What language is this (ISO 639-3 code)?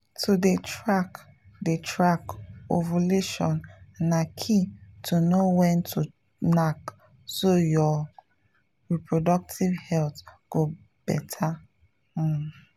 pcm